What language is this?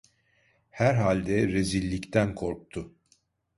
Turkish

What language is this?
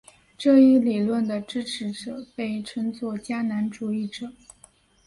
Chinese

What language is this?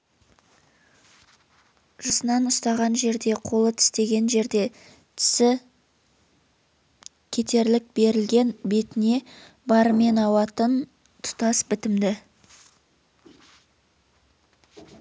Kazakh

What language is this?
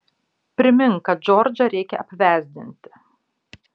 Lithuanian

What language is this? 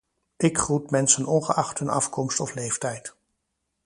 Dutch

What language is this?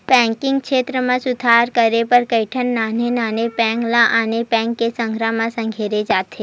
Chhattisgarhi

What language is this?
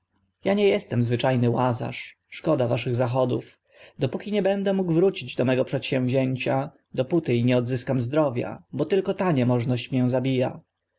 Polish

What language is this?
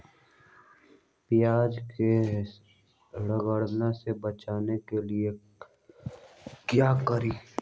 Magahi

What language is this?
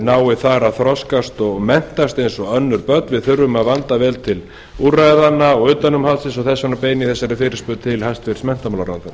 Icelandic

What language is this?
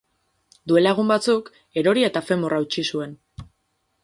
Basque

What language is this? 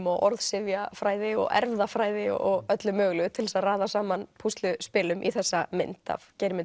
Icelandic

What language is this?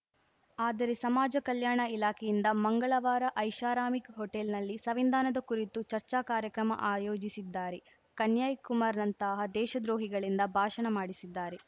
Kannada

